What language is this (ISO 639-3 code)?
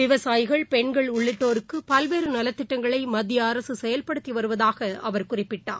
tam